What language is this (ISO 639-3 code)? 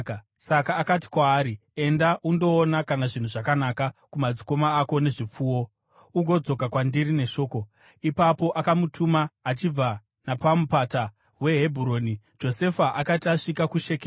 sna